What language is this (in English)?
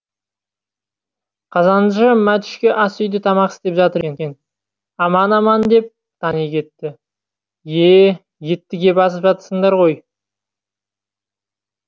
Kazakh